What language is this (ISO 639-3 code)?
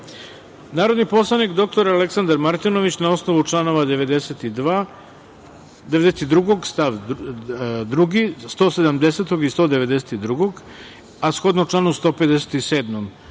srp